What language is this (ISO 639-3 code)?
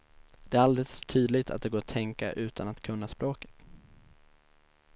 swe